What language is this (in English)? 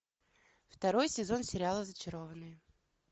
Russian